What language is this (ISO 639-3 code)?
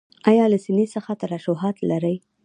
pus